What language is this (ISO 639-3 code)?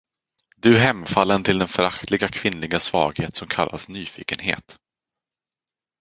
swe